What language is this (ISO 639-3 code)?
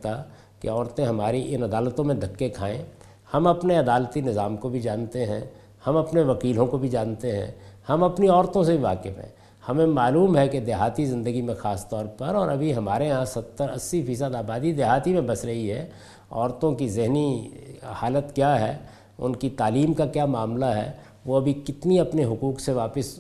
urd